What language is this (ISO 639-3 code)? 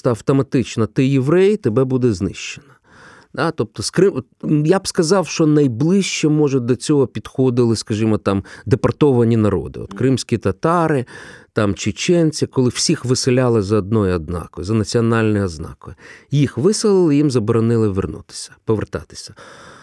ukr